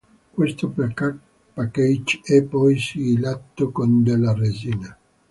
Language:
Italian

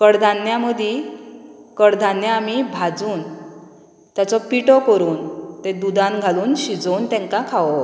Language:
Konkani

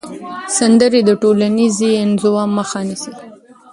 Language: Pashto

